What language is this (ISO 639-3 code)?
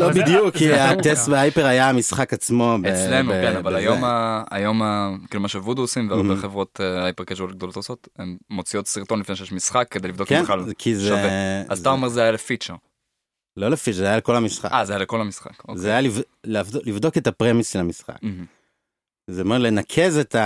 heb